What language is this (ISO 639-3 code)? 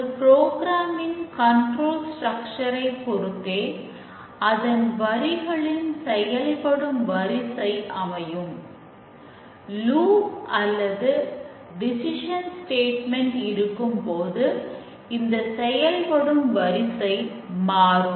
tam